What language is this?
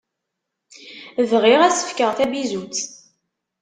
Kabyle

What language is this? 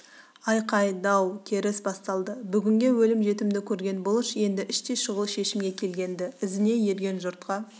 Kazakh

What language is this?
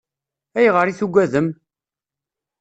Kabyle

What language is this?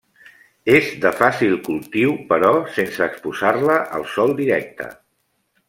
Catalan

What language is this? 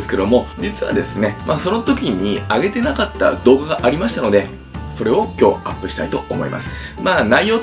Japanese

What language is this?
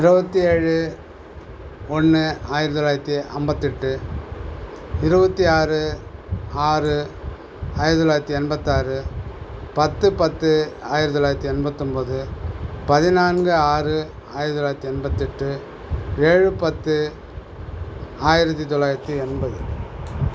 Tamil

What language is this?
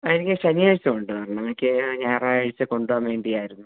Malayalam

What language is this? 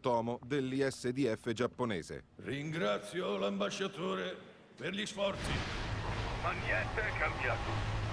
Italian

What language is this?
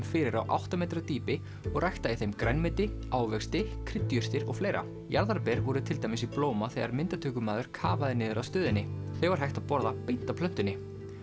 Icelandic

